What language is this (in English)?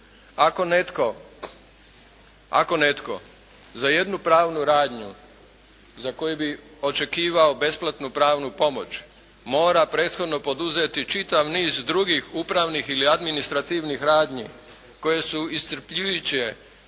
Croatian